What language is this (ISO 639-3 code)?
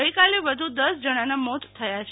guj